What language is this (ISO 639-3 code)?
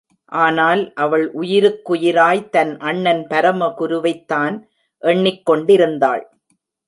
tam